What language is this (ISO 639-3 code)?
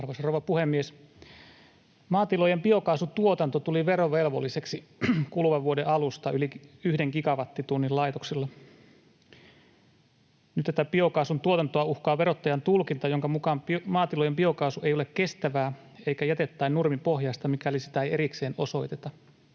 fin